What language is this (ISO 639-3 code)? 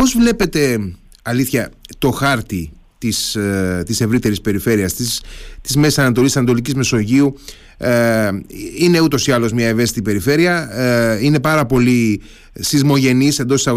ell